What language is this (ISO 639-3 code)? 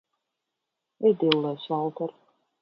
lav